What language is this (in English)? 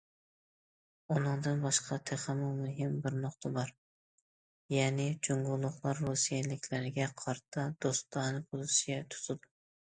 Uyghur